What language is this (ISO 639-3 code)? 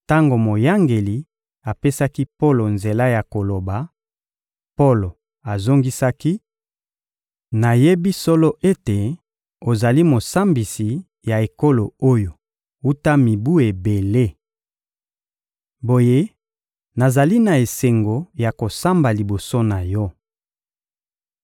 lin